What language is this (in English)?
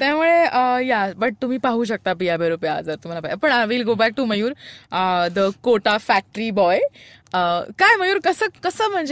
Marathi